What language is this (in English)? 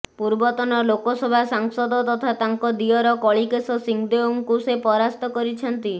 Odia